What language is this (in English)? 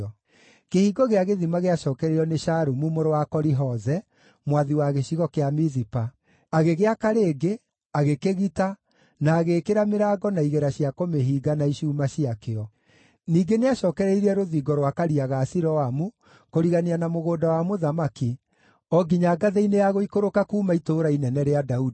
Kikuyu